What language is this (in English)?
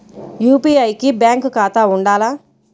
Telugu